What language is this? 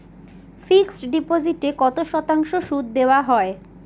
Bangla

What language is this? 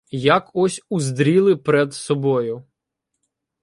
Ukrainian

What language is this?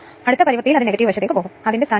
Malayalam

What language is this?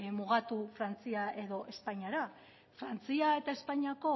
Basque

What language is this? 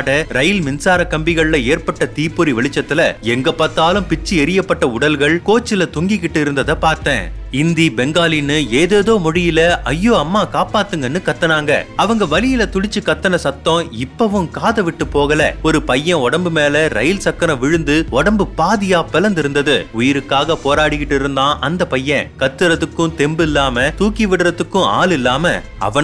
Tamil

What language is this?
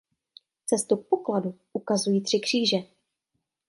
Czech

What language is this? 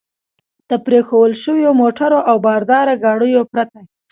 Pashto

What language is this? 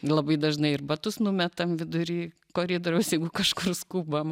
Lithuanian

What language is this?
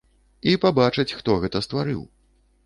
Belarusian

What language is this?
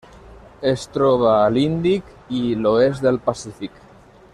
Catalan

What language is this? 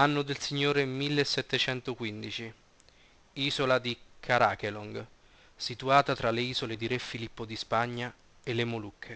Italian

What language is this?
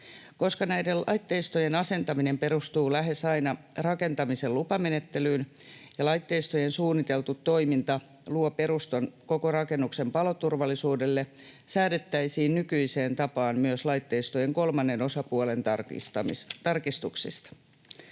Finnish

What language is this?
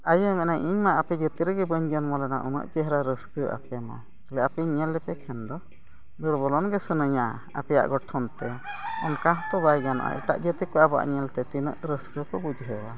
Santali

